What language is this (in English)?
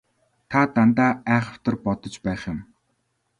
Mongolian